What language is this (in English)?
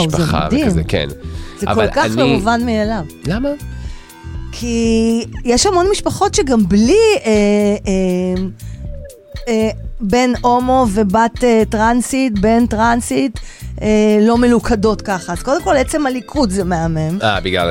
Hebrew